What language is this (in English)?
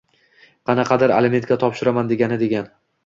Uzbek